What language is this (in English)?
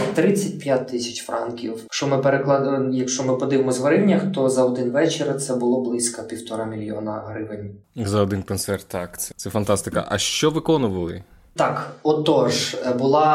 Ukrainian